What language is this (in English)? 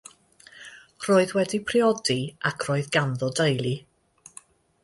Welsh